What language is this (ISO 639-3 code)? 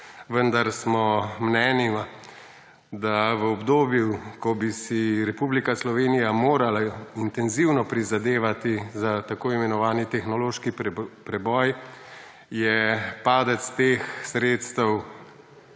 slv